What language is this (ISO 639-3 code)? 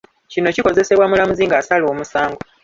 lug